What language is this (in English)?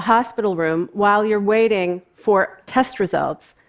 English